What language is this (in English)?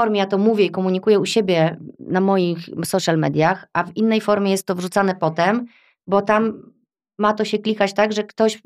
Polish